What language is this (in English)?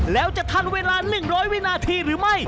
Thai